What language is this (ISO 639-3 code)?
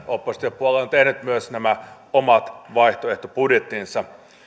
fin